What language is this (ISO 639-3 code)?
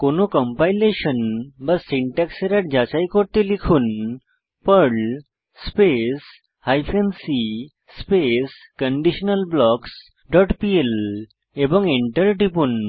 ben